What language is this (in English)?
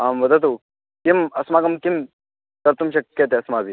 Sanskrit